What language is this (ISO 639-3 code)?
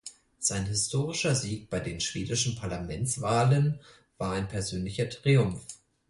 deu